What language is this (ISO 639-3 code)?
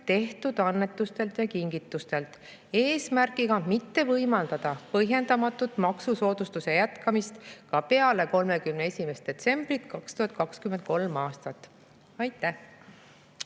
est